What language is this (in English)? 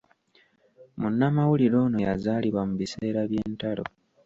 Ganda